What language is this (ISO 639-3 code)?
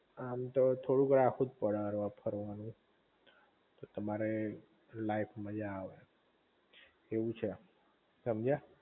guj